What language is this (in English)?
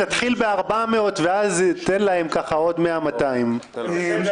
Hebrew